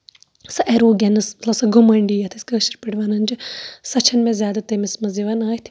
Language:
Kashmiri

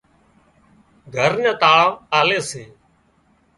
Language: Wadiyara Koli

